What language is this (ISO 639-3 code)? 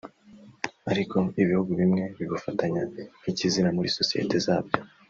kin